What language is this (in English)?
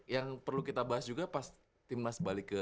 Indonesian